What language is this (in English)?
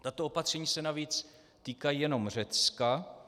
Czech